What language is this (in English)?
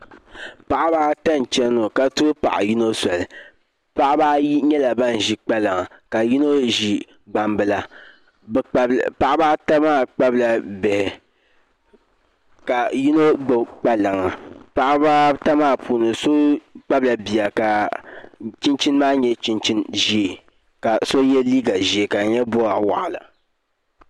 Dagbani